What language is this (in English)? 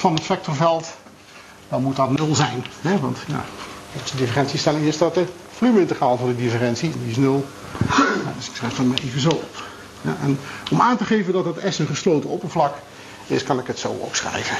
Dutch